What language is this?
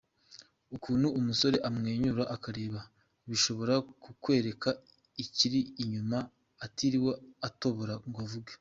Kinyarwanda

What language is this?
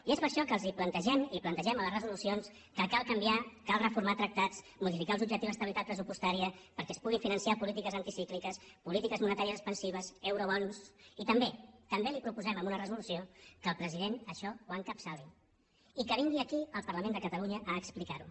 Catalan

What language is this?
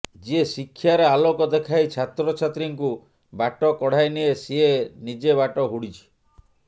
Odia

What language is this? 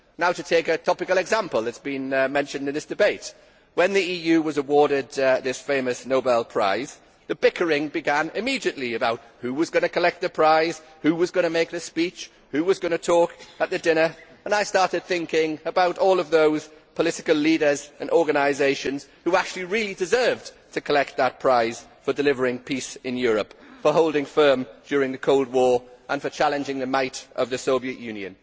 English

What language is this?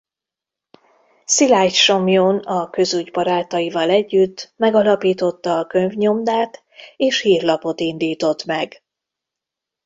Hungarian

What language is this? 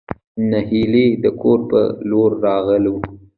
Pashto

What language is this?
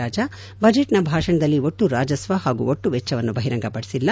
Kannada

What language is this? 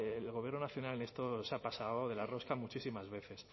Spanish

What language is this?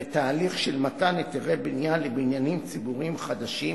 Hebrew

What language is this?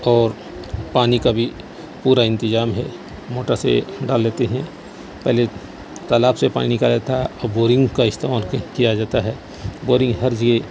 Urdu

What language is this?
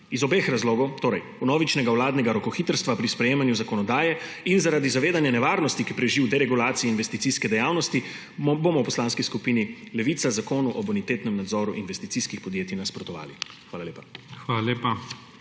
Slovenian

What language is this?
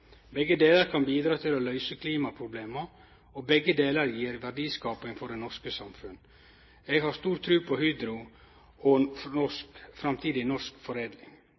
Norwegian Nynorsk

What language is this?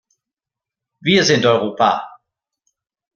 German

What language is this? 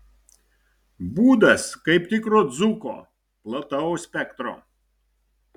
Lithuanian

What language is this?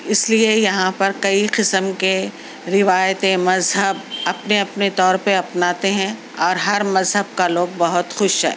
Urdu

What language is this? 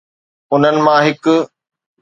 Sindhi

